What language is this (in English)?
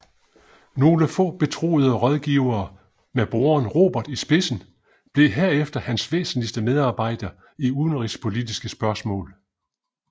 Danish